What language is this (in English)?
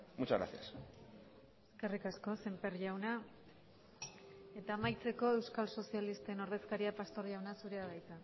Basque